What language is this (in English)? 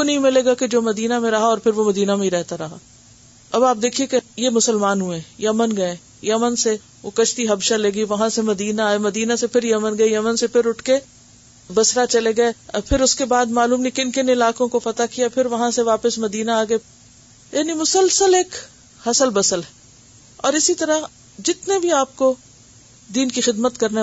Urdu